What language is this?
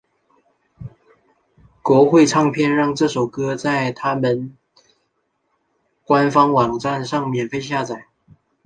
Chinese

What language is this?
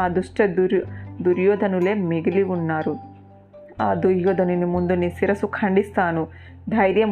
Telugu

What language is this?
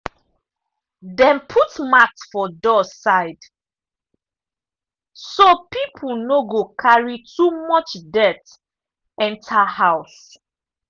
Nigerian Pidgin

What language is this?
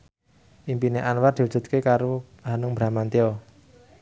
Javanese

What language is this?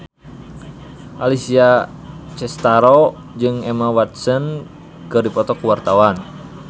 Sundanese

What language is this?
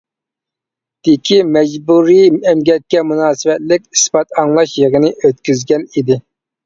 Uyghur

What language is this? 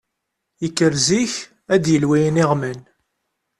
Kabyle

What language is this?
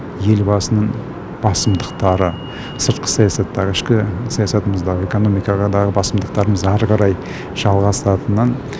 Kazakh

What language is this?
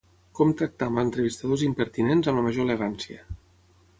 Catalan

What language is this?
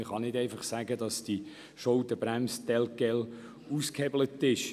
Swiss German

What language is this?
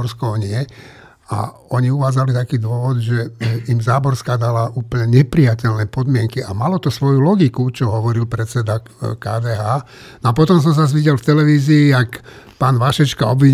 Slovak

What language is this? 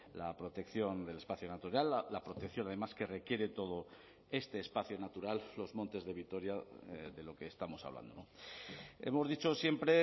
Spanish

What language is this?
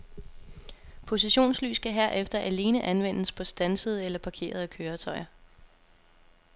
Danish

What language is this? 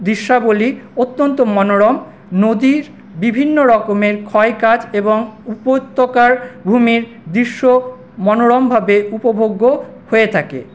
Bangla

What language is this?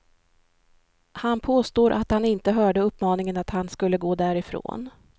Swedish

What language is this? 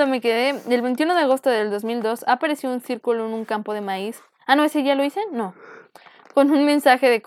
Spanish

